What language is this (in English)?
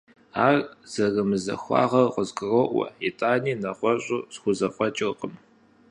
Kabardian